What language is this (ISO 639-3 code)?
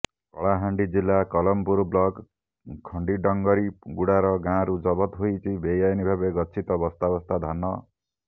ori